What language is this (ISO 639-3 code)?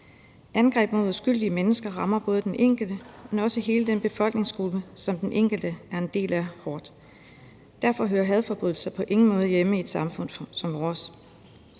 dan